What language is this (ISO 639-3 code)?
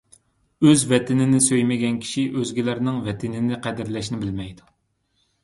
uig